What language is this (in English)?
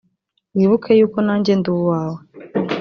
Kinyarwanda